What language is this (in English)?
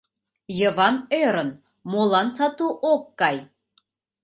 Mari